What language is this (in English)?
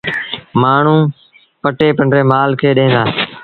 Sindhi Bhil